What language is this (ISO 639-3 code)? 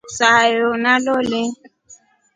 rof